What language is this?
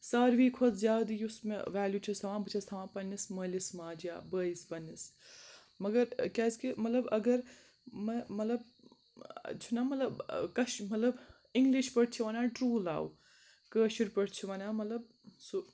Kashmiri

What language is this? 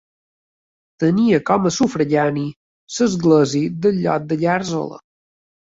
Catalan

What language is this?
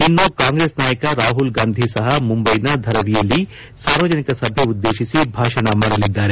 Kannada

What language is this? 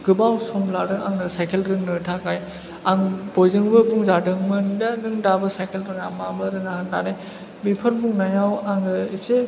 Bodo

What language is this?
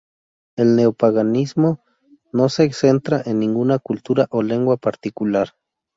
Spanish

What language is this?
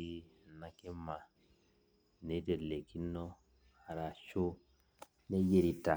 Masai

